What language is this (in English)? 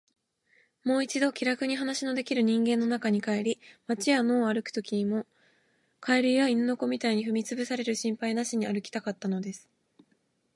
Japanese